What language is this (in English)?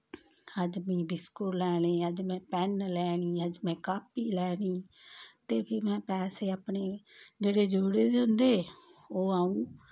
Dogri